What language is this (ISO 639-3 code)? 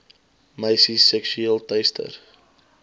afr